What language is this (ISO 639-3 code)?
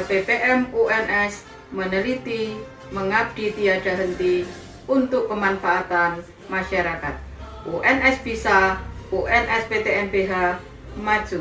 ind